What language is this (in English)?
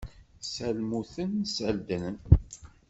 Kabyle